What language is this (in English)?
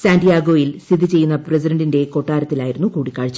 Malayalam